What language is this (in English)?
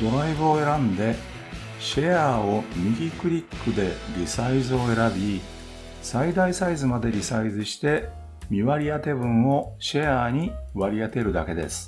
Japanese